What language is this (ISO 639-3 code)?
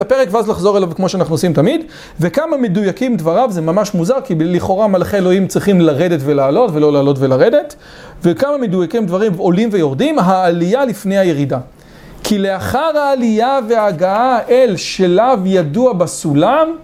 heb